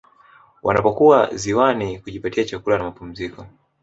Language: Swahili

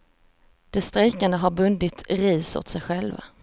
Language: Swedish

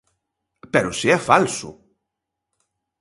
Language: Galician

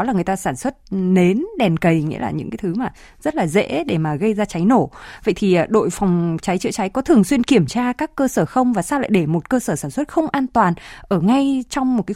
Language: Vietnamese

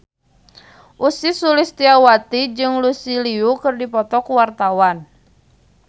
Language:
Sundanese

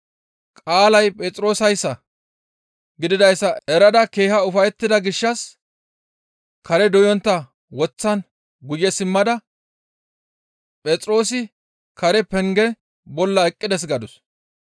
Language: Gamo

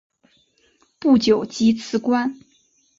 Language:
Chinese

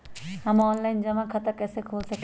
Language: Magahi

